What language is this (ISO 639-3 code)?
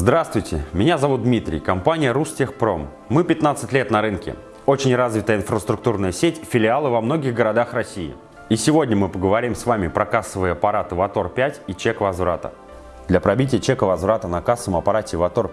rus